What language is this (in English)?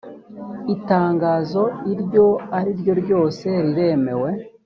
Kinyarwanda